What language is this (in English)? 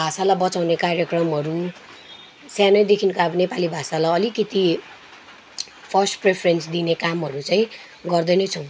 Nepali